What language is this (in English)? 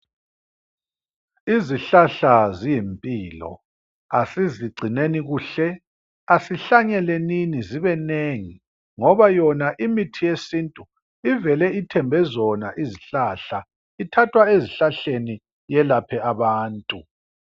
North Ndebele